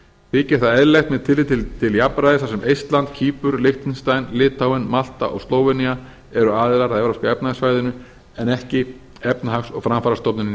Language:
Icelandic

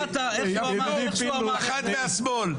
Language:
Hebrew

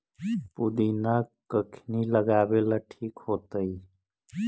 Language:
Magahi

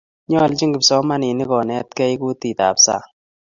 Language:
Kalenjin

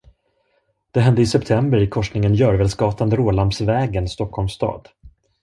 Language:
Swedish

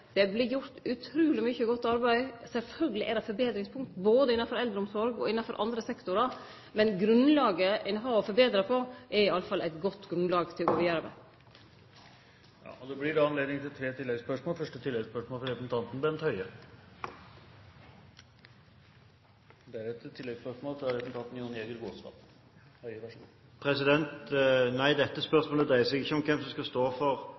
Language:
Norwegian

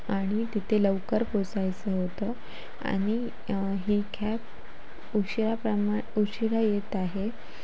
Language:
Marathi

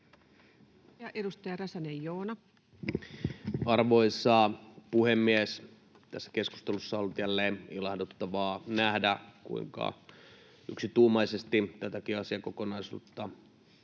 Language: Finnish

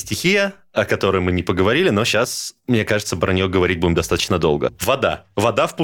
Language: Russian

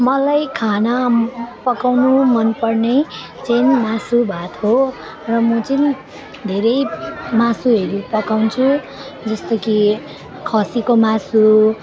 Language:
Nepali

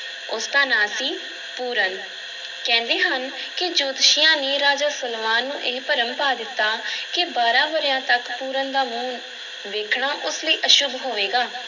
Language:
Punjabi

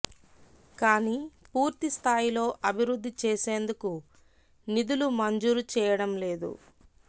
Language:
Telugu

